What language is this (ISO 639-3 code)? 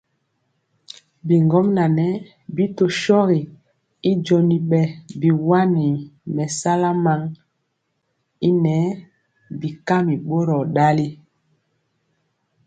mcx